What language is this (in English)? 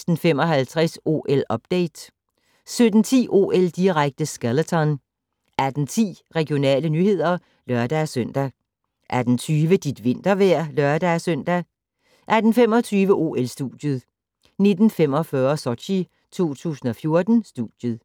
Danish